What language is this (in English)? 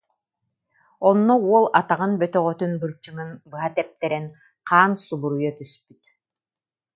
Yakut